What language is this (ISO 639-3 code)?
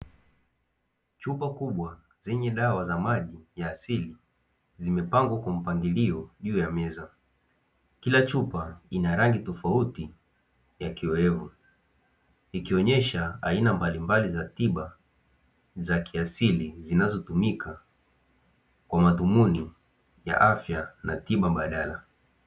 swa